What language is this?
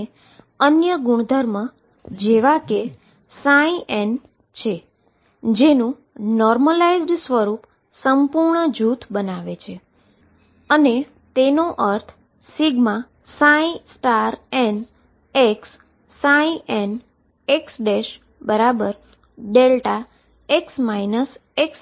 Gujarati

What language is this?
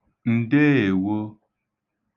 Igbo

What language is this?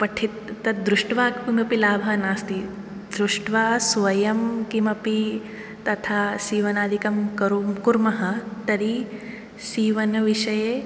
Sanskrit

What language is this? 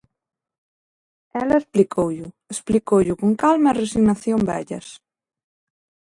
Galician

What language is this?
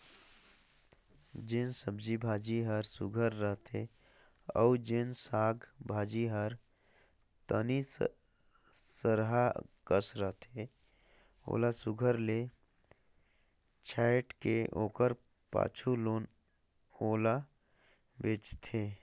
Chhattisgarhi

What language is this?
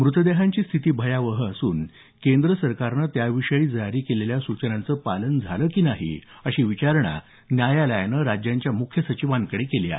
Marathi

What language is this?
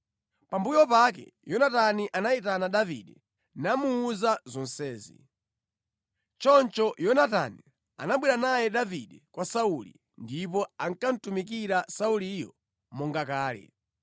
Nyanja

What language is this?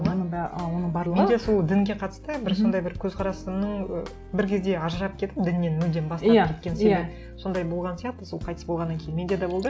Kazakh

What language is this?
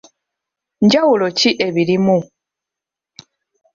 Ganda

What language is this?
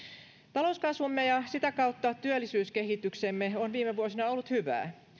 Finnish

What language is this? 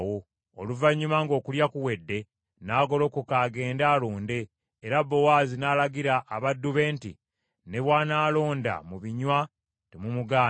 Ganda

